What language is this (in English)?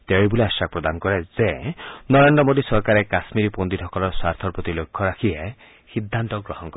Assamese